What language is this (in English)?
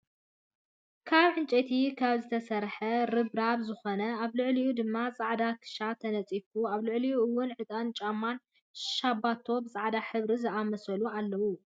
Tigrinya